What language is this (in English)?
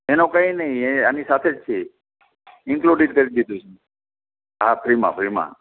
Gujarati